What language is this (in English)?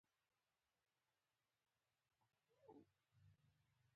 Pashto